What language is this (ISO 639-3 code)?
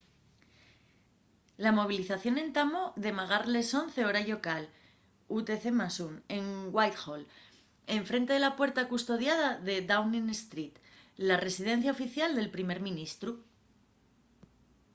ast